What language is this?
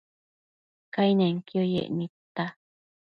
Matsés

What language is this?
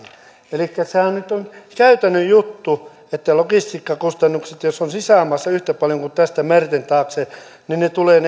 Finnish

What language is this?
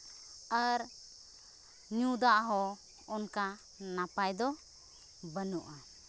Santali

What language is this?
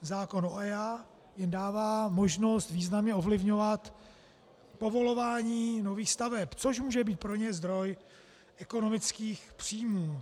Czech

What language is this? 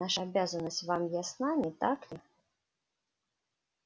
Russian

